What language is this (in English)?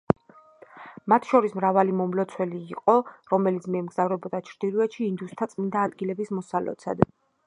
Georgian